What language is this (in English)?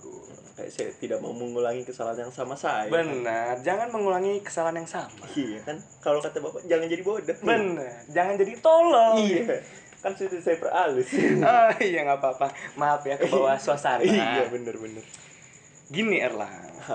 Indonesian